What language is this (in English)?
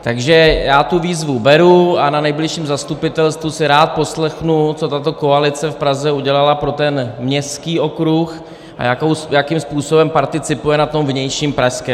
Czech